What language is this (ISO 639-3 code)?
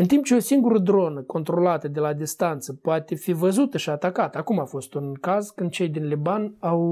ron